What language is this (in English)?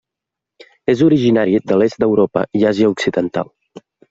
Catalan